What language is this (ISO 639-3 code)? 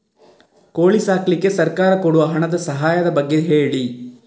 kan